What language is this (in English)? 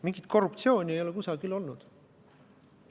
Estonian